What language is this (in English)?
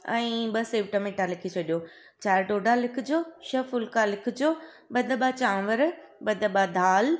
Sindhi